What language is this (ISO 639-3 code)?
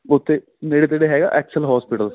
pan